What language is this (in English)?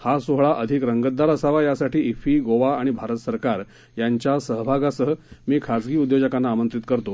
Marathi